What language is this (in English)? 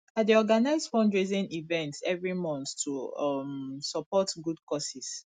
Nigerian Pidgin